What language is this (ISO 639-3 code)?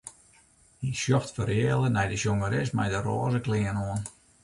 fry